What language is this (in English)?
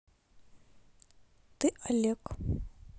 Russian